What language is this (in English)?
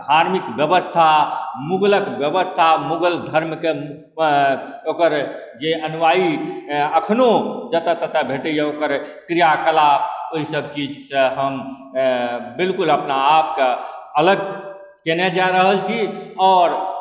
Maithili